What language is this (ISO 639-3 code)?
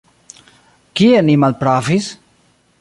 epo